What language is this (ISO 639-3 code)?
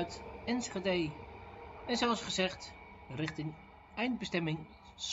nld